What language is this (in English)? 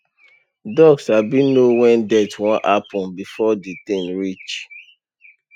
Nigerian Pidgin